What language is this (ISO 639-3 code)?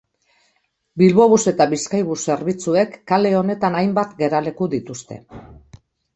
eus